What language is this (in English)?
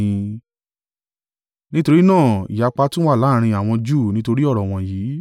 Yoruba